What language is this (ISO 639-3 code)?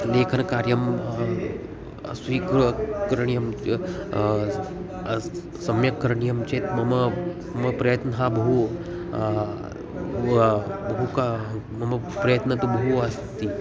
san